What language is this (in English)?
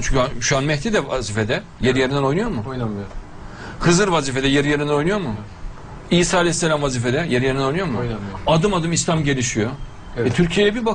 Turkish